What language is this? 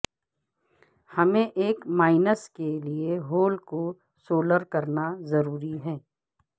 Urdu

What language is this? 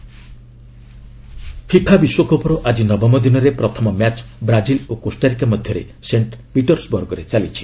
Odia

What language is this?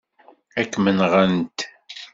Kabyle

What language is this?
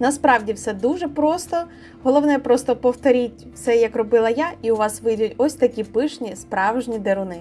Ukrainian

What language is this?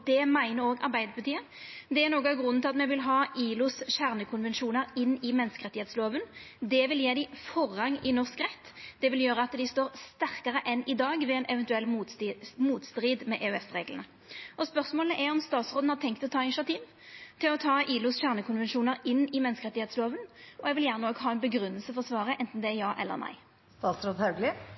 Norwegian Nynorsk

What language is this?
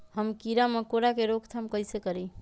Magahi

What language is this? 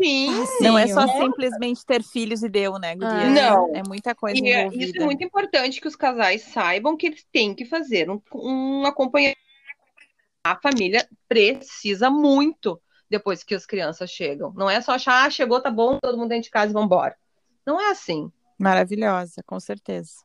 Portuguese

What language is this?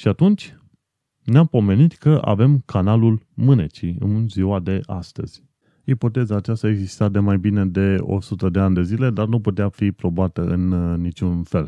Romanian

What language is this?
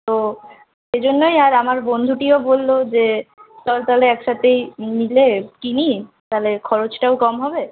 Bangla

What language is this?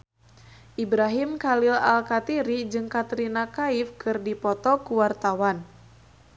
Sundanese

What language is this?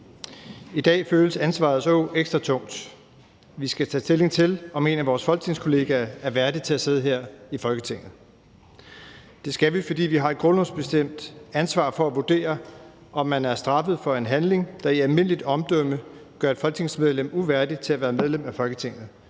Danish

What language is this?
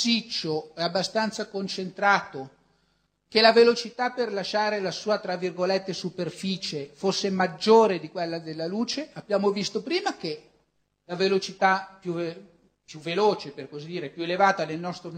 Italian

